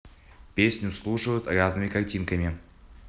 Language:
Russian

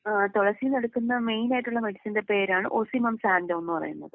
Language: Malayalam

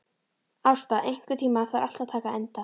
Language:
Icelandic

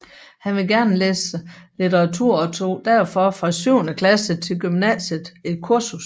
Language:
Danish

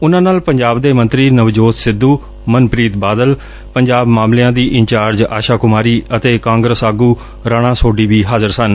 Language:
Punjabi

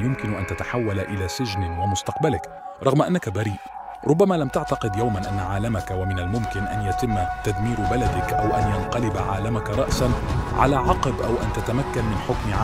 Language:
Arabic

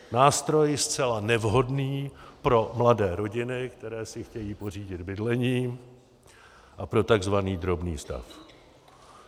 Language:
Czech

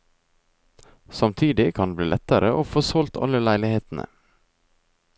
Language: Norwegian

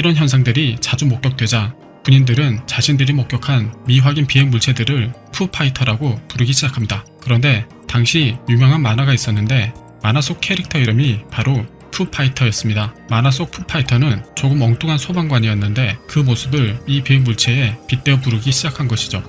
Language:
Korean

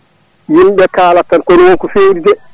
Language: Fula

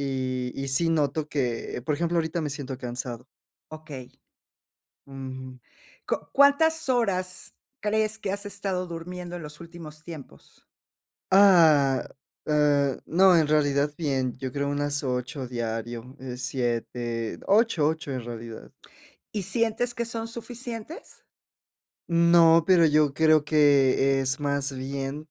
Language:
Spanish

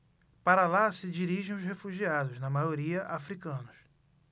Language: Portuguese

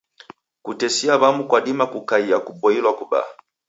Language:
Taita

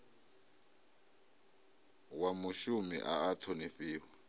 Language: Venda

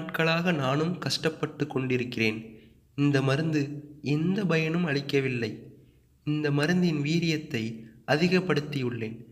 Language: Tamil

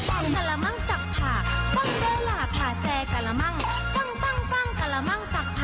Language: Thai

